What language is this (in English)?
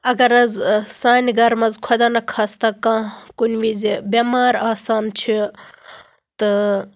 Kashmiri